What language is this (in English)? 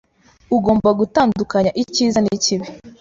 Kinyarwanda